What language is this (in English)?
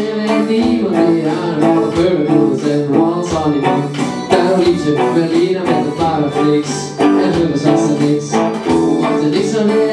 Ukrainian